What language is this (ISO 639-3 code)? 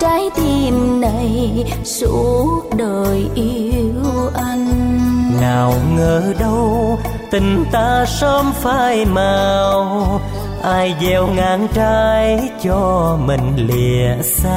vie